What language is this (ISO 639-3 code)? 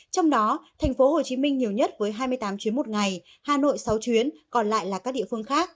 vie